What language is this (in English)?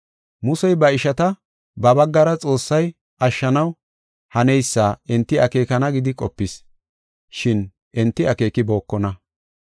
Gofa